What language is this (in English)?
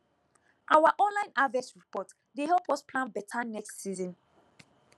Nigerian Pidgin